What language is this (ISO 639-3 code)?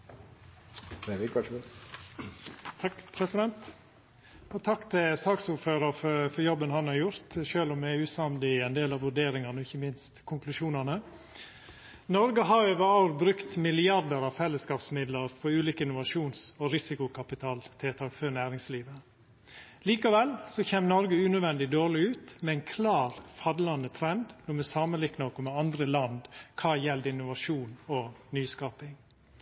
nor